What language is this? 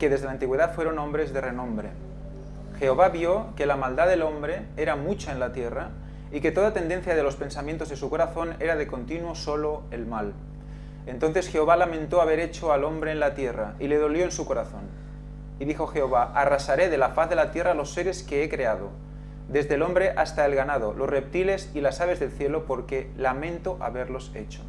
Spanish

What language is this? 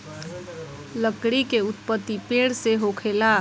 Bhojpuri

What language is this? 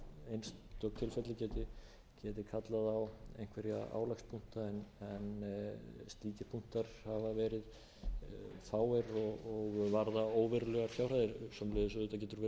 Icelandic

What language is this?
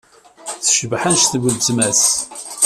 Kabyle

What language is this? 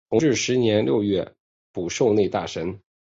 Chinese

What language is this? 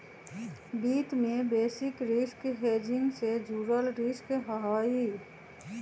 Magahi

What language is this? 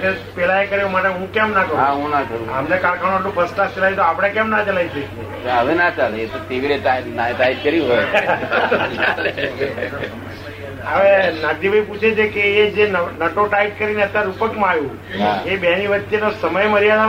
Gujarati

